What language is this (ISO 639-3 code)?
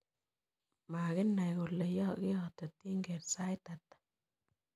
kln